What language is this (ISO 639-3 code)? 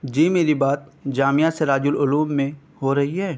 urd